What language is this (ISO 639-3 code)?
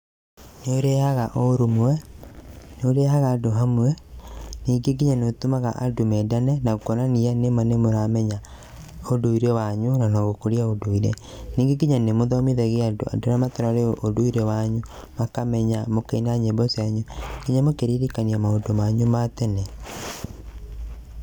kik